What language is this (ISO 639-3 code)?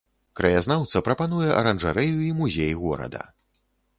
bel